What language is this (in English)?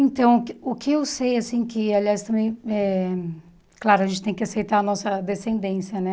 Portuguese